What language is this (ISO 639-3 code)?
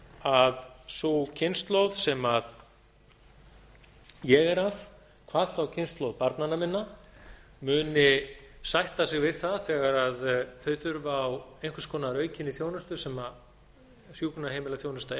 isl